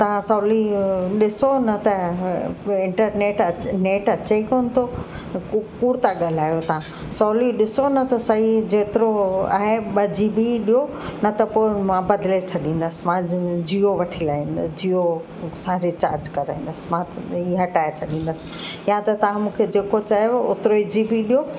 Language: Sindhi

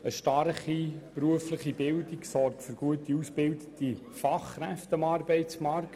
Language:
Swiss German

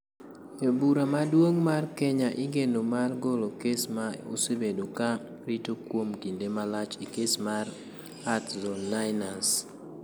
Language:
Luo (Kenya and Tanzania)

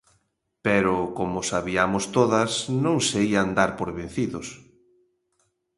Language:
Galician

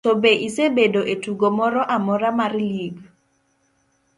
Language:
Luo (Kenya and Tanzania)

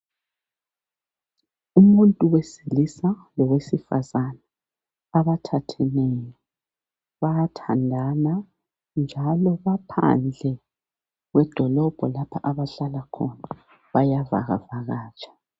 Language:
North Ndebele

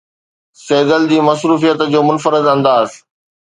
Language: Sindhi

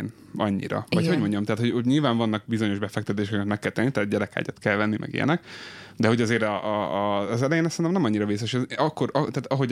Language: Hungarian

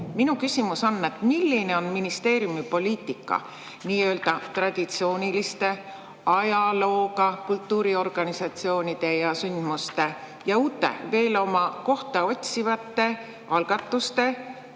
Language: Estonian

